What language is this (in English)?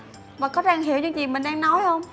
Vietnamese